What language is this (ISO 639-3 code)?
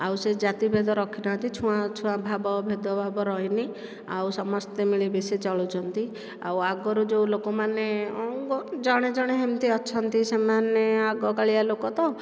ori